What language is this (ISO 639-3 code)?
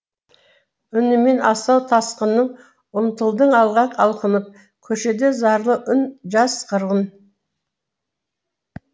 kaz